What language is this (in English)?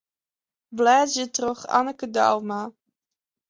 Western Frisian